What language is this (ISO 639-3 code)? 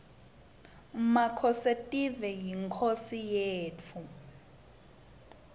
ssw